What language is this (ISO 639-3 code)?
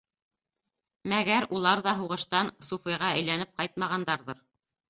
bak